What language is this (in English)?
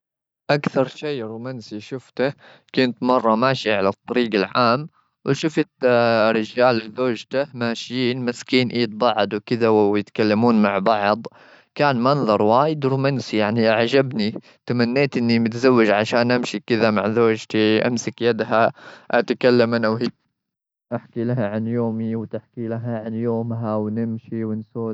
Gulf Arabic